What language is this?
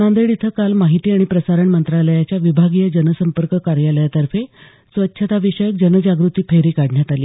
Marathi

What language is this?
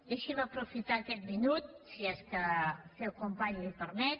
Catalan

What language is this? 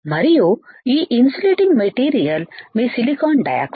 Telugu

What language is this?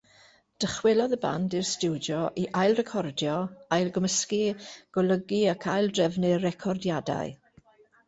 Welsh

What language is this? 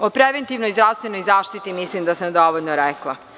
Serbian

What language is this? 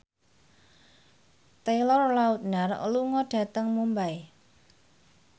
Javanese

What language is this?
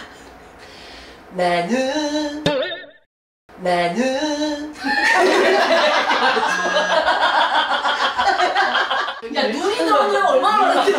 Korean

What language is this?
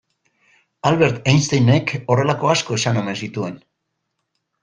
Basque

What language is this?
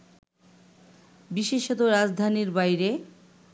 Bangla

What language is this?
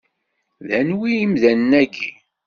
Kabyle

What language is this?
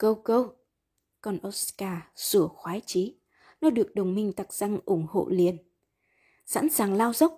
Vietnamese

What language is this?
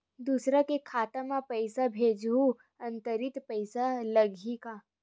Chhattisgarhi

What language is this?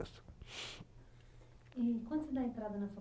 Portuguese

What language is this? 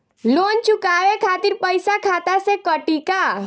Bhojpuri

